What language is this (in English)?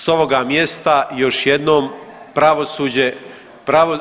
Croatian